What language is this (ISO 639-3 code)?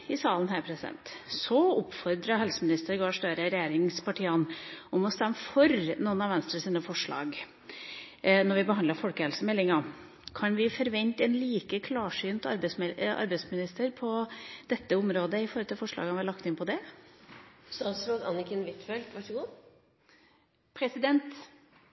nob